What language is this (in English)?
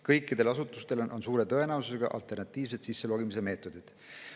Estonian